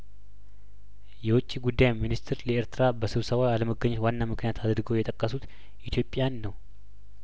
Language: Amharic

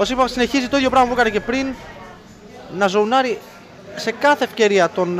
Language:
Greek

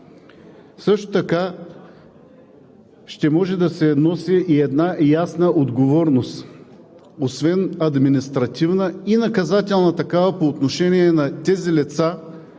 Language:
Bulgarian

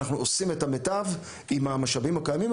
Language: Hebrew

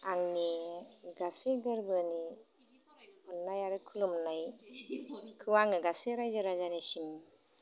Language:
Bodo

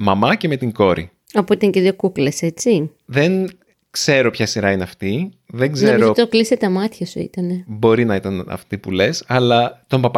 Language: Greek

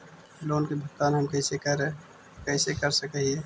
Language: Magahi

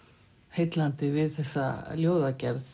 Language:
Icelandic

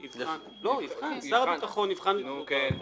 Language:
Hebrew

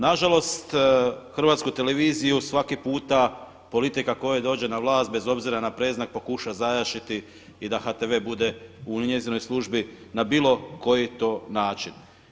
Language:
Croatian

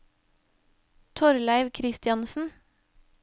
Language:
Norwegian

